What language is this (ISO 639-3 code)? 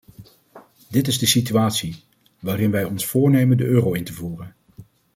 nld